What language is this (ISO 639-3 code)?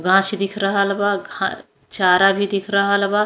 bho